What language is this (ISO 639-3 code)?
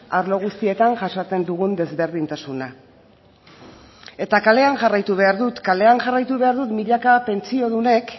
eus